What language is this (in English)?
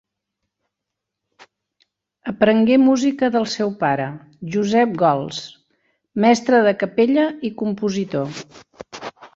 Catalan